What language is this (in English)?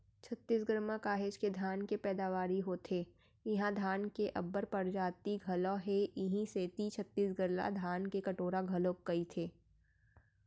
Chhattisgarhi